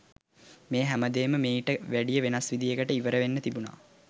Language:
Sinhala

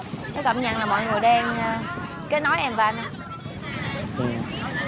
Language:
Vietnamese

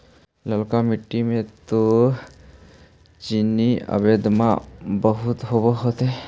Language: Magahi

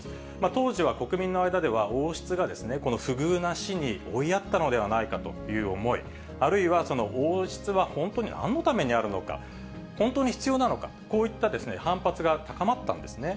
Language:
Japanese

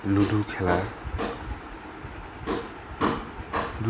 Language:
Assamese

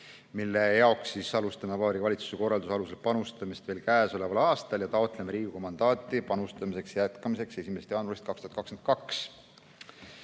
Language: Estonian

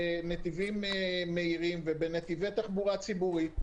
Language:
Hebrew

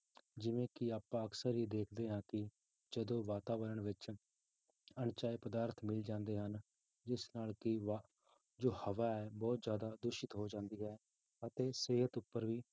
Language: Punjabi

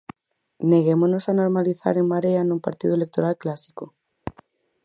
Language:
Galician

